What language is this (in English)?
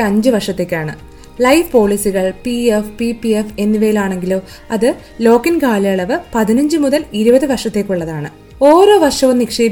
Malayalam